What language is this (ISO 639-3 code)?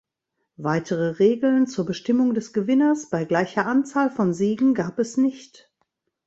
deu